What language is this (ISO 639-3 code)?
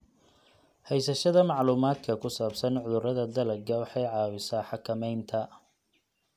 som